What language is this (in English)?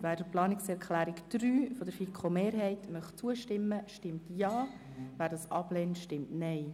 Swiss German